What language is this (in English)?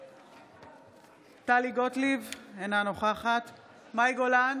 Hebrew